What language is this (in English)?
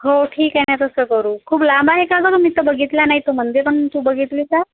Marathi